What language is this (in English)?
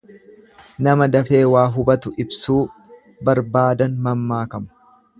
Oromo